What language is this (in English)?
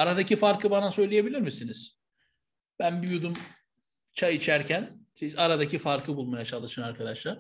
Turkish